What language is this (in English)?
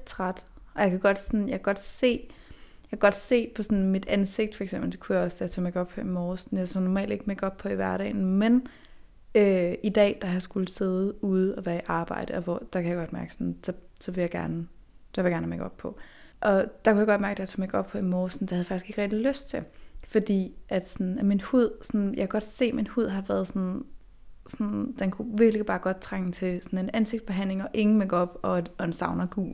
Danish